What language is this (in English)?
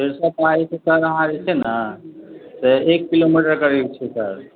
Maithili